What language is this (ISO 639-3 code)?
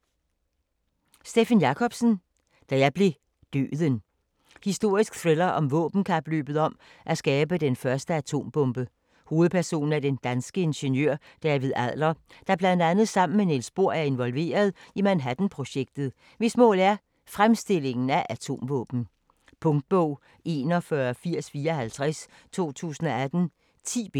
dan